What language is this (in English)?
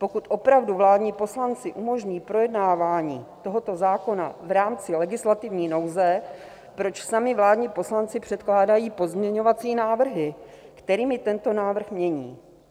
Czech